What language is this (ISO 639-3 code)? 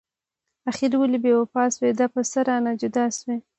pus